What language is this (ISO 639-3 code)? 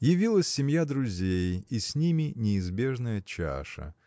rus